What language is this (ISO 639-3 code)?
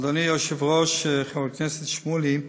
heb